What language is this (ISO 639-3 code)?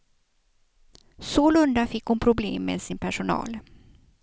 swe